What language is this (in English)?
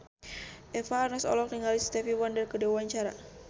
Sundanese